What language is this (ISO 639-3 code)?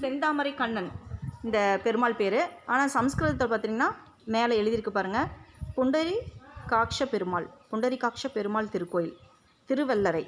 tam